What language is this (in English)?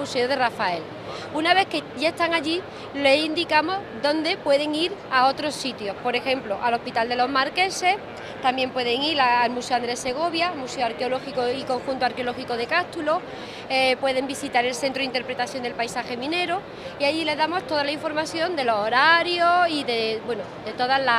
Spanish